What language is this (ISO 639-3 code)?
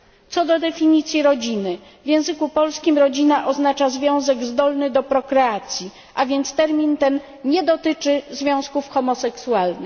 pol